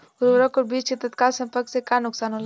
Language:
Bhojpuri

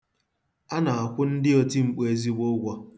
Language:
Igbo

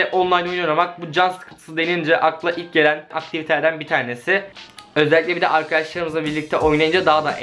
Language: Turkish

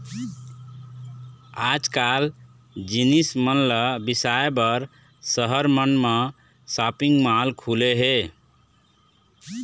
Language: Chhattisgarhi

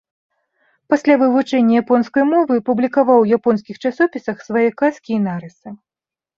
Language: Belarusian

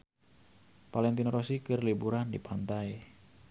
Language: Sundanese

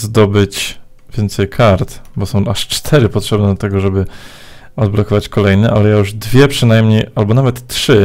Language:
Polish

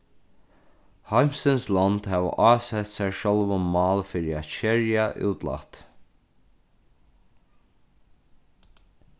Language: Faroese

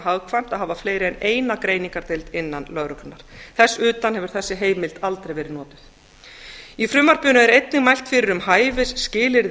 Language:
Icelandic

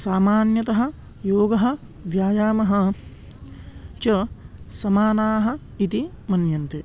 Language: Sanskrit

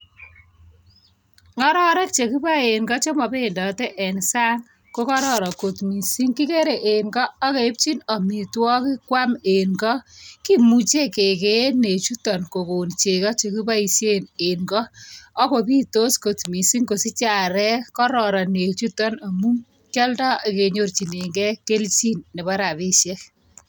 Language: Kalenjin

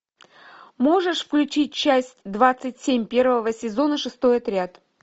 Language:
Russian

